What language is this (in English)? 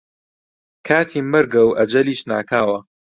Central Kurdish